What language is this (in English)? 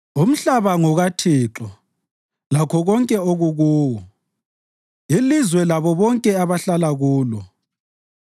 North Ndebele